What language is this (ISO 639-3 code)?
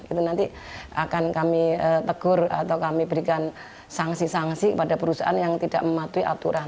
ind